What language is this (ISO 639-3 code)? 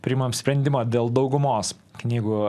lit